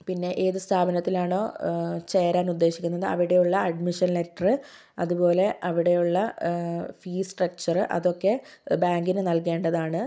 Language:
Malayalam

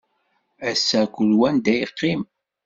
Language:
Kabyle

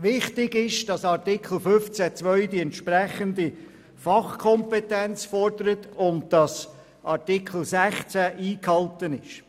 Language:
Swiss German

